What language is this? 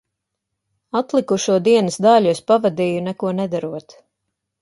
Latvian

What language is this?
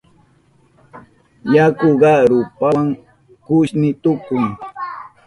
Southern Pastaza Quechua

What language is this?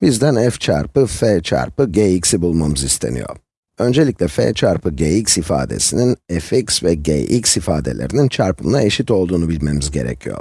Turkish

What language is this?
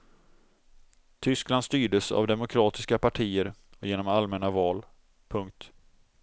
Swedish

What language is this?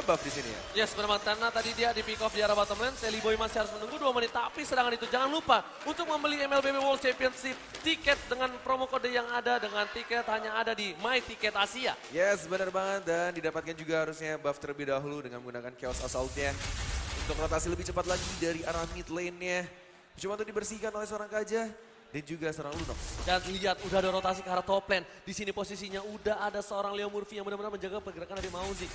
Indonesian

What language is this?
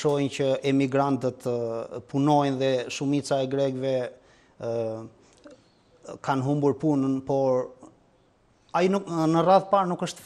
Romanian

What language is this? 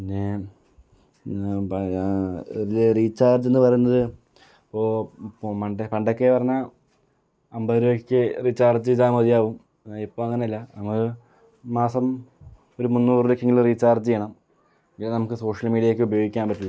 Malayalam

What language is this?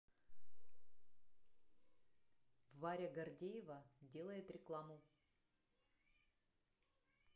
Russian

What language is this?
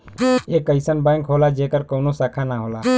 Bhojpuri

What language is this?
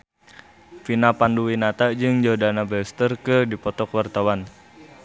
Sundanese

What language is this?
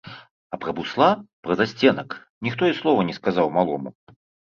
Belarusian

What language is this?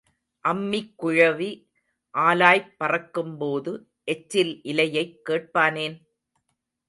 Tamil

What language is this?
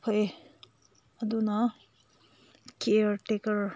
Manipuri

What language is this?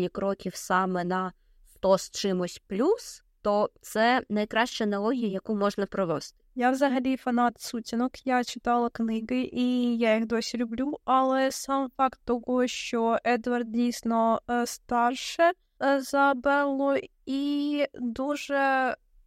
Ukrainian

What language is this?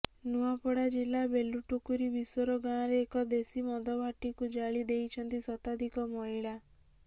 Odia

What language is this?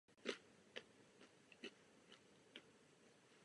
Czech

